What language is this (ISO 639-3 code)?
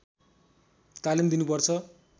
nep